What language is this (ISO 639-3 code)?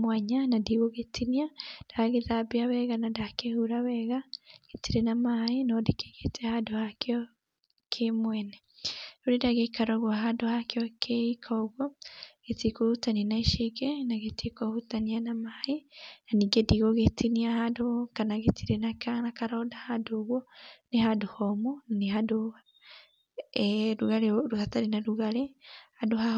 kik